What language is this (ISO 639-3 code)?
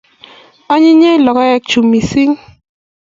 kln